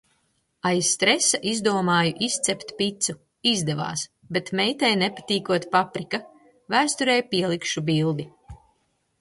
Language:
Latvian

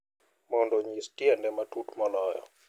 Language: Luo (Kenya and Tanzania)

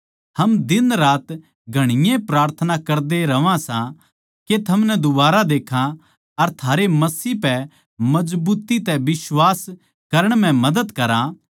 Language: Haryanvi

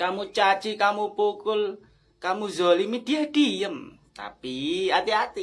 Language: Indonesian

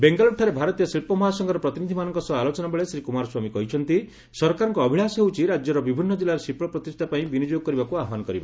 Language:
Odia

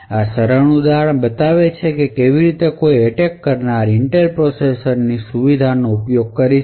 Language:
Gujarati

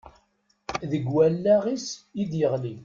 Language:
Kabyle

